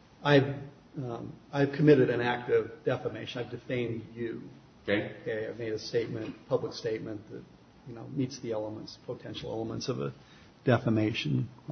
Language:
English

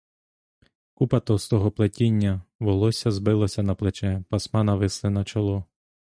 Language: Ukrainian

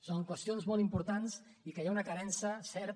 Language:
Catalan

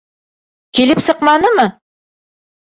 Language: Bashkir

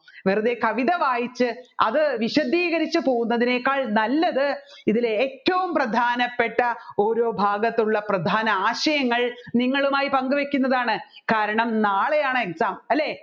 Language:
Malayalam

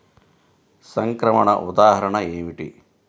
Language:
Telugu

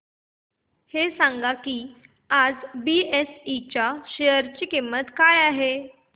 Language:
Marathi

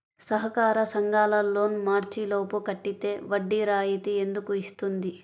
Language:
Telugu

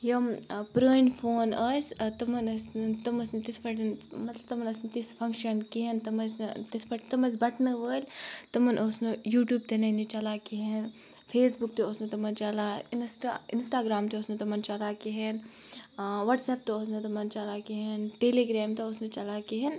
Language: Kashmiri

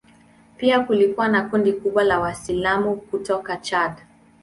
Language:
Swahili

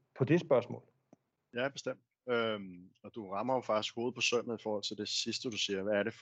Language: Danish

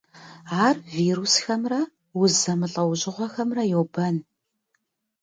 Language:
Kabardian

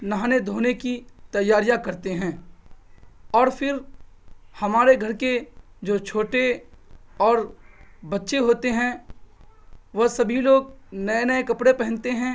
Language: Urdu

